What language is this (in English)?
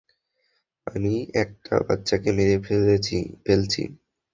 Bangla